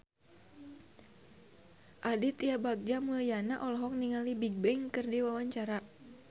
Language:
Sundanese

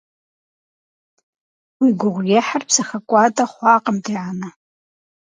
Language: Kabardian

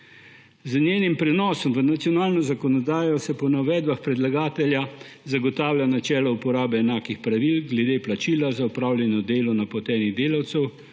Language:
Slovenian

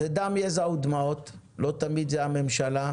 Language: Hebrew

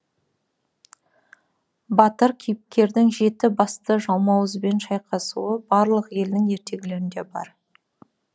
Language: Kazakh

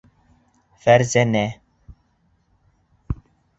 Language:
Bashkir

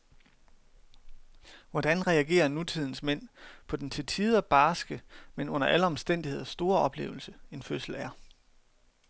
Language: Danish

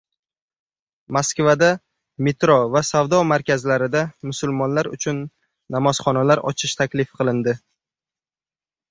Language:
Uzbek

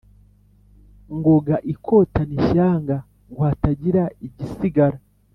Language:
Kinyarwanda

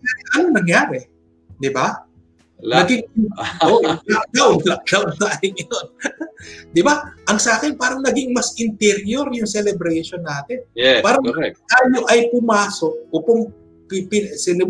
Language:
Filipino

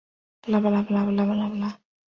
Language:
Chinese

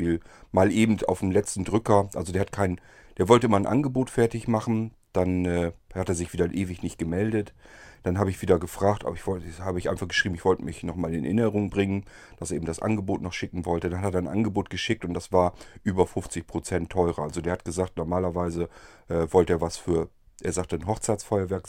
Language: German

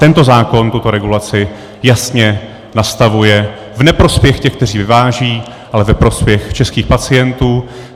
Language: Czech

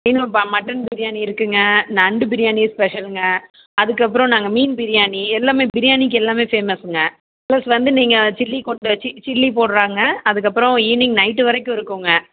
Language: Tamil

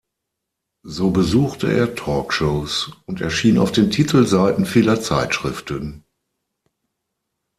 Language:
German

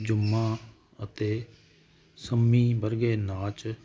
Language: Punjabi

